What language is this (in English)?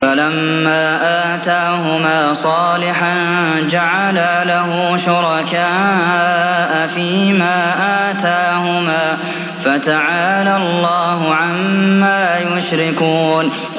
Arabic